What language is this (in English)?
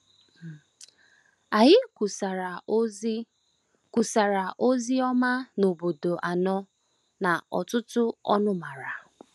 Igbo